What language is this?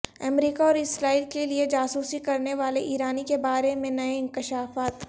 Urdu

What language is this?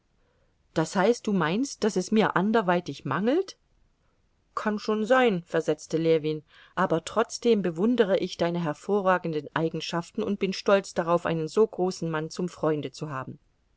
German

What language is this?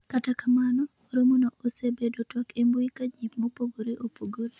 Luo (Kenya and Tanzania)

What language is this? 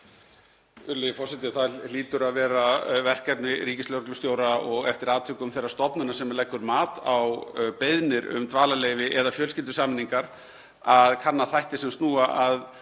Icelandic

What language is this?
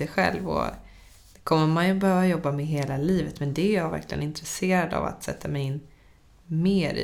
Swedish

